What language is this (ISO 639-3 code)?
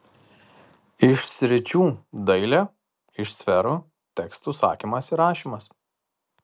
lit